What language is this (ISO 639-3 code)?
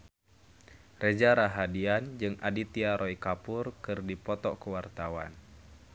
sun